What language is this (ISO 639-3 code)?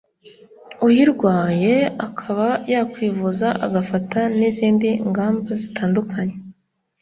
kin